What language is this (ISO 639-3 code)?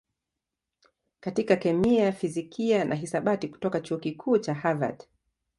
swa